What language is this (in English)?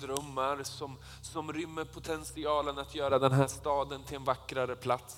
Swedish